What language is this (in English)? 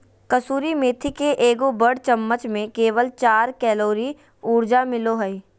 Magahi